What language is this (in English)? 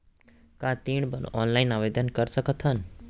Chhattisgarhi